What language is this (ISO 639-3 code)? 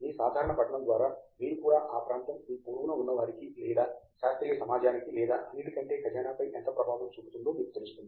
tel